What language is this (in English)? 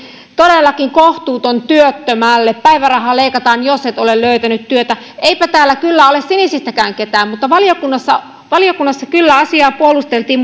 Finnish